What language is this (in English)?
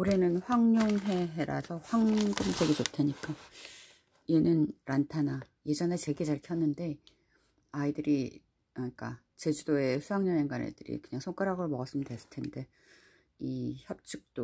Korean